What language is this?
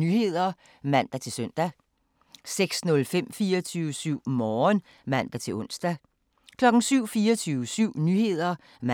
Danish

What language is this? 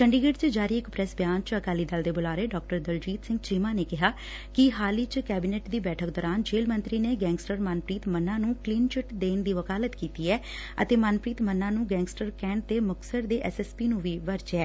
Punjabi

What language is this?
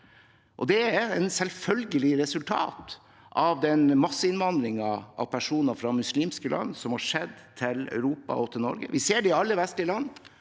Norwegian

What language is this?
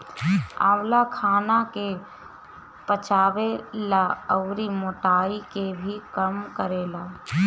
Bhojpuri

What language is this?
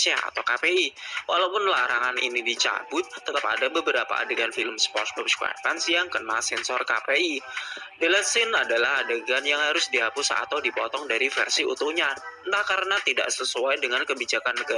Indonesian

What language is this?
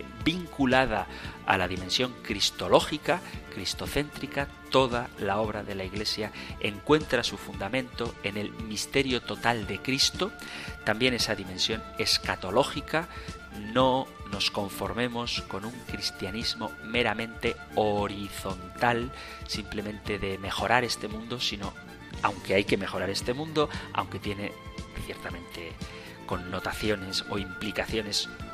Spanish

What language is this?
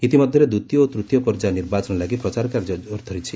Odia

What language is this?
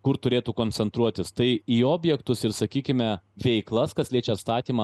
Lithuanian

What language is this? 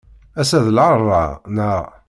Kabyle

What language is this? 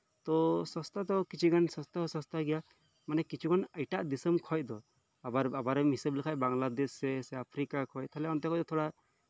Santali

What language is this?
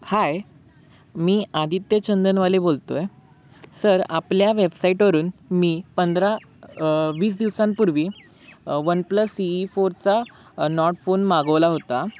Marathi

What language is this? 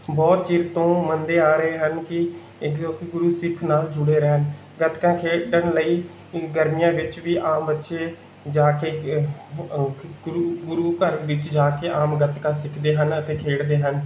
Punjabi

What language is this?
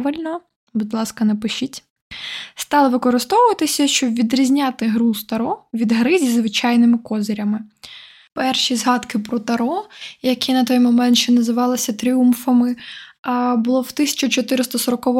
Ukrainian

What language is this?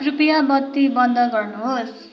Nepali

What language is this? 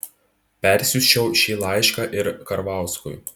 Lithuanian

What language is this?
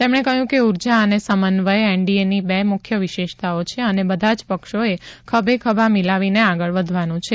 Gujarati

